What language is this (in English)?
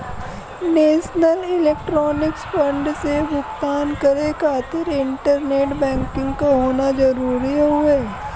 Bhojpuri